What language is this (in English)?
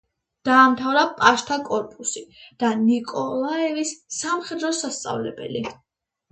Georgian